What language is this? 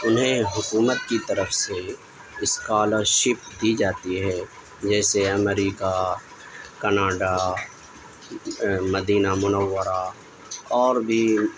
Urdu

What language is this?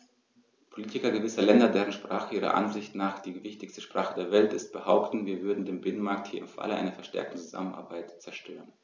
German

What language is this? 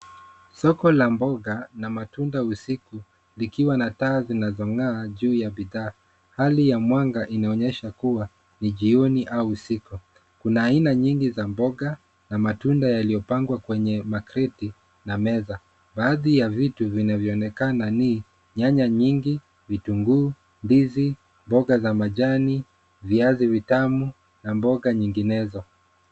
Swahili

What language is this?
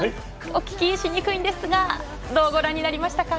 Japanese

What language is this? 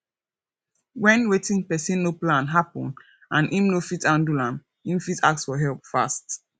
Nigerian Pidgin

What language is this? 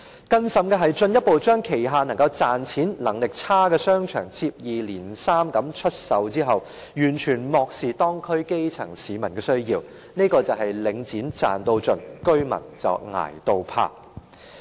Cantonese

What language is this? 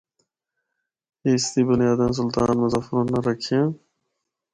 Northern Hindko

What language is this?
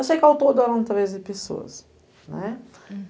Portuguese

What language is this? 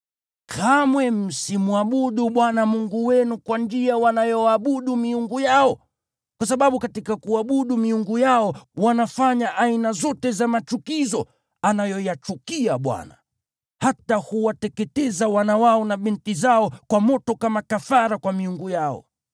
Swahili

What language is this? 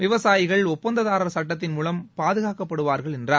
Tamil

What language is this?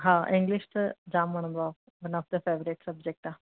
Sindhi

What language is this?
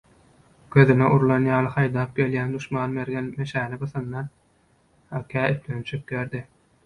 Turkmen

